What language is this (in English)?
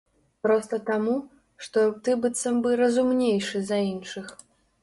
Belarusian